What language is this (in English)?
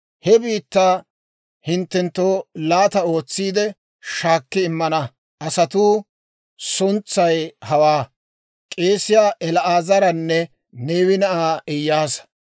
Dawro